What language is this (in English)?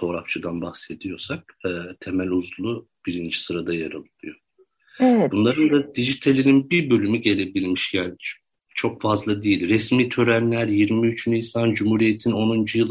Turkish